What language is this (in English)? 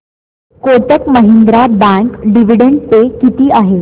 Marathi